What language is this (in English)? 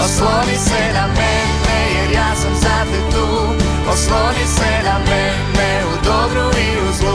Croatian